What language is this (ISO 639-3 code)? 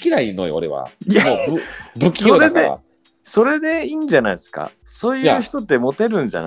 jpn